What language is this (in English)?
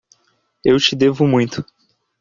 Portuguese